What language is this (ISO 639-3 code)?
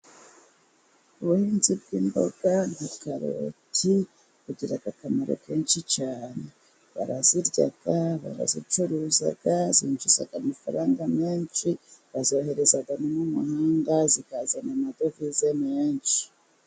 kin